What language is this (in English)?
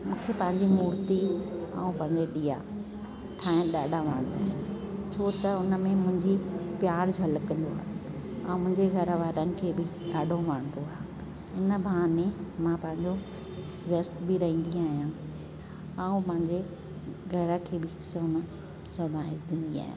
Sindhi